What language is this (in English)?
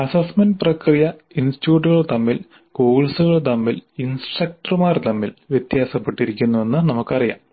Malayalam